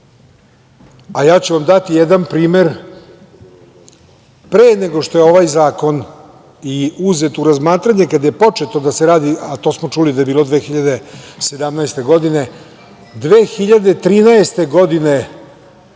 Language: Serbian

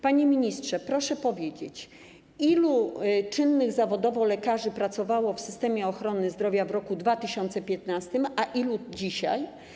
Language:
Polish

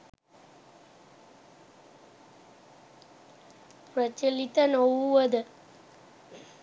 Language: Sinhala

